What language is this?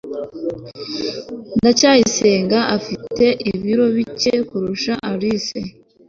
Kinyarwanda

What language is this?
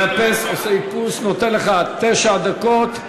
Hebrew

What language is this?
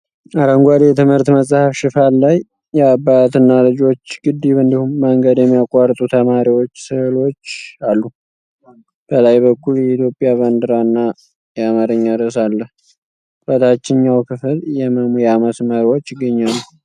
Amharic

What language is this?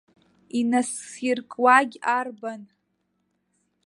Abkhazian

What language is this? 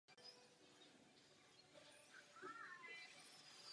Czech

